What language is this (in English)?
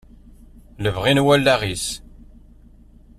Kabyle